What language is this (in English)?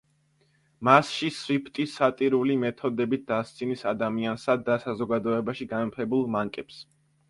Georgian